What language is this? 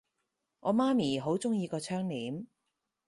Cantonese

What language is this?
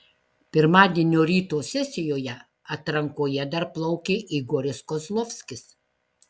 Lithuanian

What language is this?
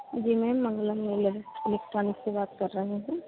Hindi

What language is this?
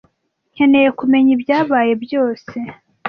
Kinyarwanda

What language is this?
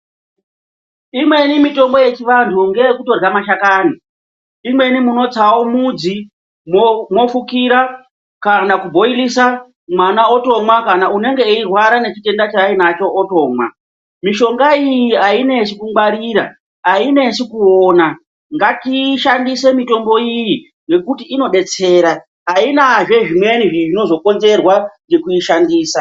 Ndau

